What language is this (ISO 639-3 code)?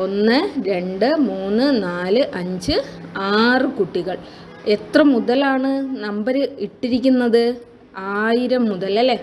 mal